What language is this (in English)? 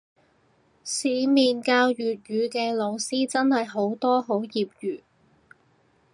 Cantonese